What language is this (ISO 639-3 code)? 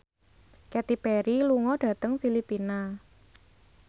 jav